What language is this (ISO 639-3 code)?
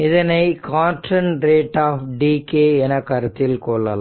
tam